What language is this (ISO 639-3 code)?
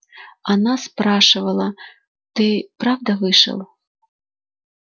rus